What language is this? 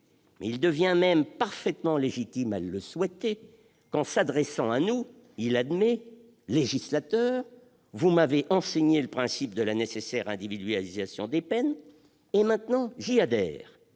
French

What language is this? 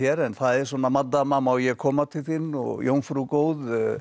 Icelandic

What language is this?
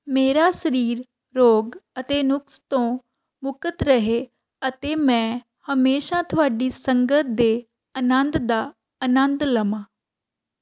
Punjabi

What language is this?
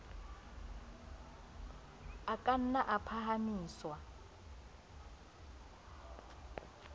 Southern Sotho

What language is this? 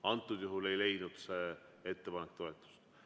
Estonian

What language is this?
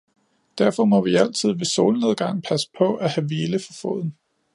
Danish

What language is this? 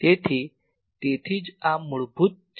Gujarati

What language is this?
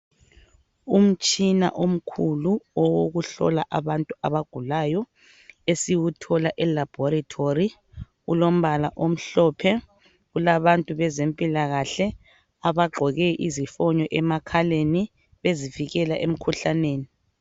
North Ndebele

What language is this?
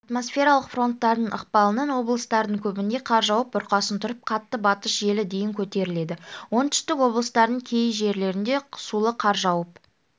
Kazakh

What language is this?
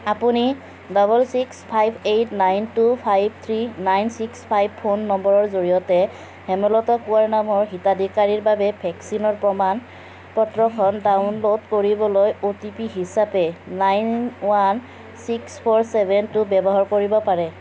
Assamese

